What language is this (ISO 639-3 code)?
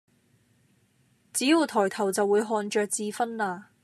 yue